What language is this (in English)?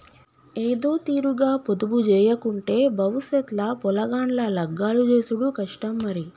Telugu